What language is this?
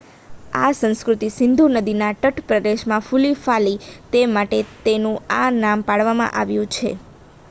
Gujarati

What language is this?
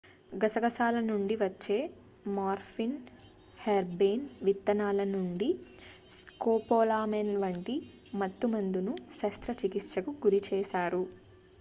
Telugu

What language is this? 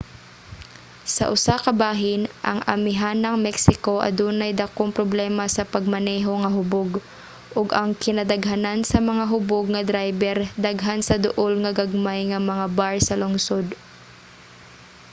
Cebuano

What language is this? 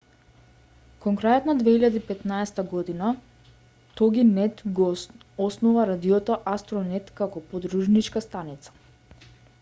Macedonian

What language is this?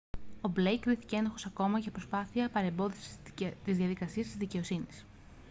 Greek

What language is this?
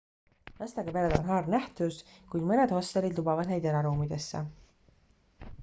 Estonian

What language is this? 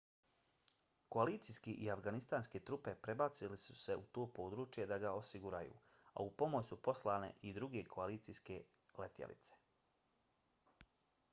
Bosnian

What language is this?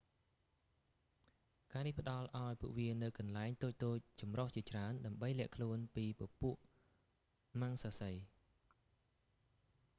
Khmer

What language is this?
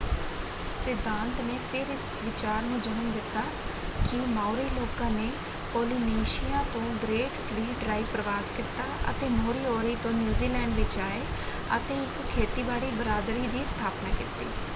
Punjabi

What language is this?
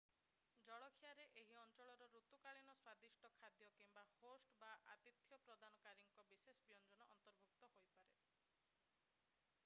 Odia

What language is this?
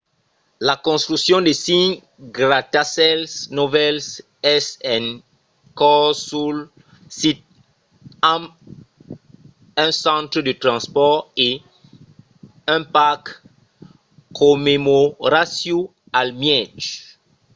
Occitan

